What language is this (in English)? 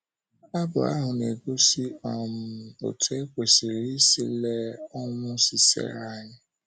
Igbo